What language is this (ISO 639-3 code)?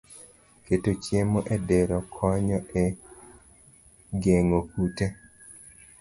luo